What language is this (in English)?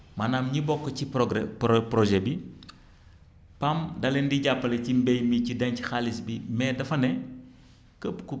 Wolof